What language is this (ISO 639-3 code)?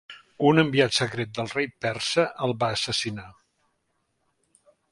cat